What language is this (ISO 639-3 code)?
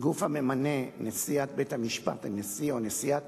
heb